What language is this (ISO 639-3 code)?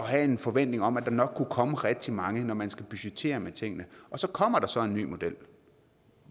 dan